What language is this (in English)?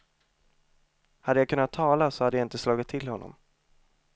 Swedish